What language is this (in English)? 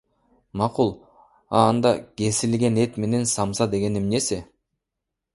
Kyrgyz